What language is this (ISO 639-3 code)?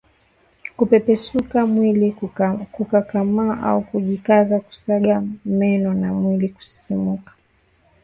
swa